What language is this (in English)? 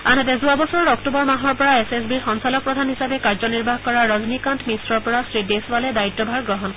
Assamese